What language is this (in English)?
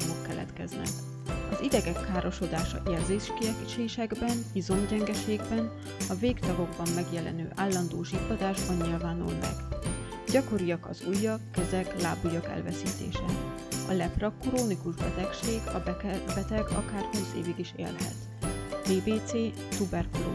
Hungarian